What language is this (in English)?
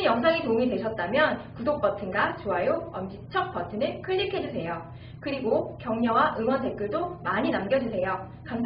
Korean